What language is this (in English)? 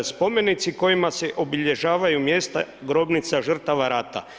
Croatian